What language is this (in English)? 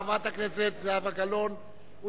Hebrew